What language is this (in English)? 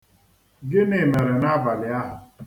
Igbo